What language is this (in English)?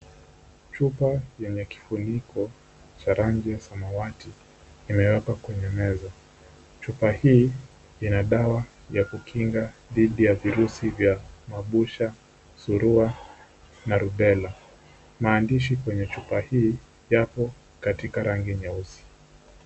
Swahili